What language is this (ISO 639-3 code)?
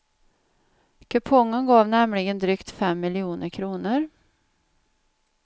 swe